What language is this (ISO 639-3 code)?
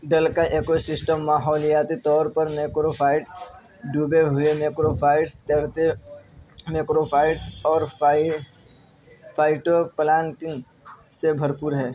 urd